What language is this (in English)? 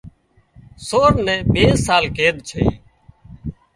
Wadiyara Koli